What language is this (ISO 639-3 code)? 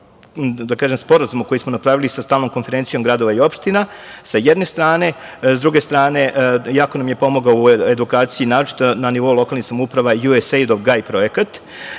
srp